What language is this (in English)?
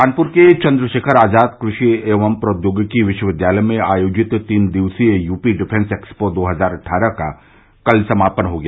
Hindi